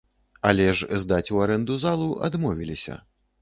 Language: Belarusian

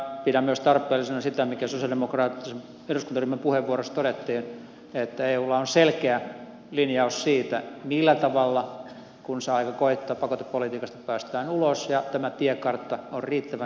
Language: Finnish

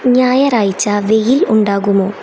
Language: Malayalam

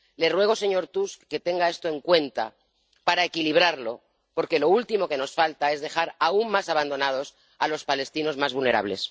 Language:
Spanish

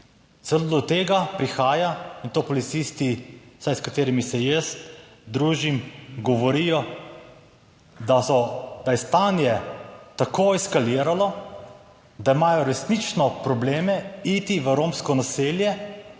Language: Slovenian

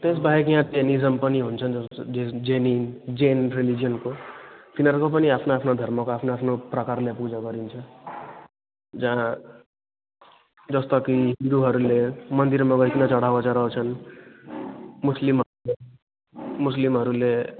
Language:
Nepali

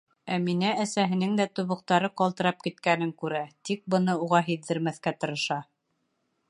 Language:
Bashkir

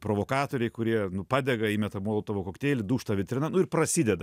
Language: Lithuanian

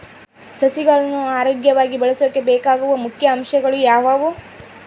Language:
Kannada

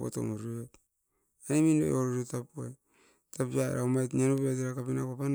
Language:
Askopan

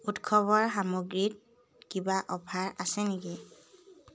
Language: Assamese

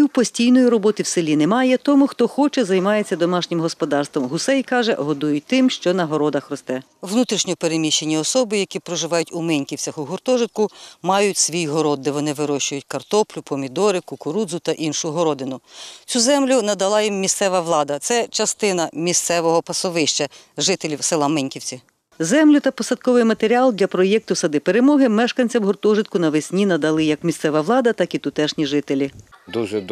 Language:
Ukrainian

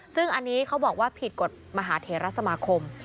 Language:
Thai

